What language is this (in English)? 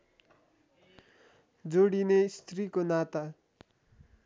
Nepali